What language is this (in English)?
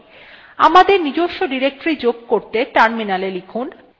Bangla